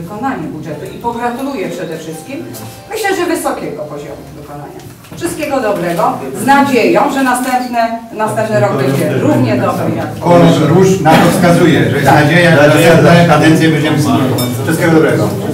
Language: Polish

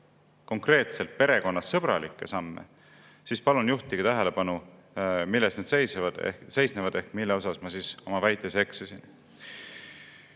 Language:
Estonian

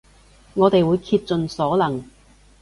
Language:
Cantonese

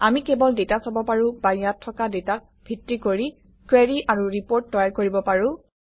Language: Assamese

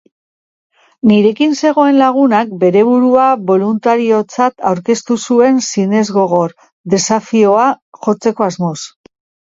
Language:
Basque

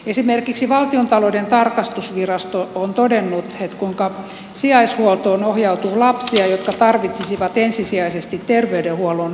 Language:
Finnish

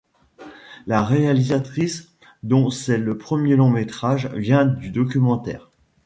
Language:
French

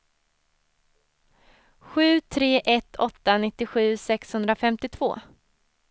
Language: Swedish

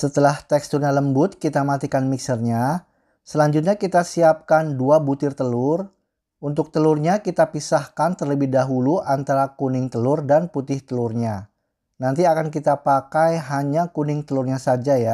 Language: Indonesian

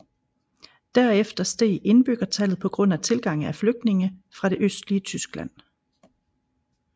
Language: Danish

